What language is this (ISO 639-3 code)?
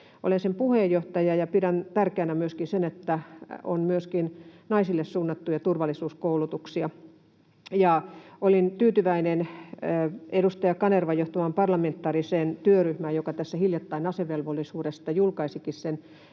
fin